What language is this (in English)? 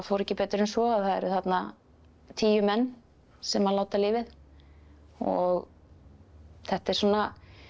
Icelandic